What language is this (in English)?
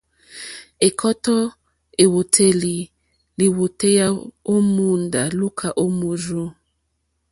Mokpwe